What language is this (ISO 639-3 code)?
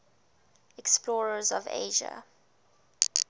eng